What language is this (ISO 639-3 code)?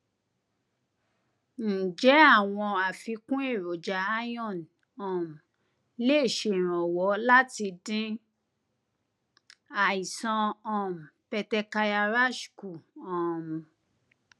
yor